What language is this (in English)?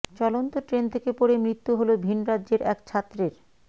Bangla